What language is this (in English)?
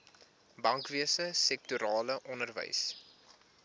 Afrikaans